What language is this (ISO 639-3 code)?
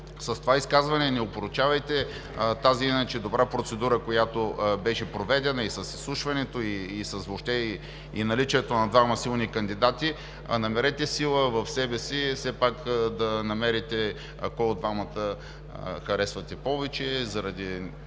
bul